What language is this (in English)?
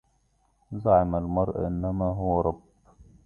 Arabic